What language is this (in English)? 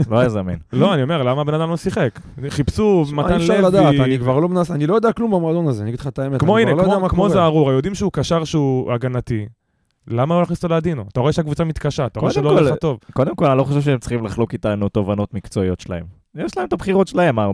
Hebrew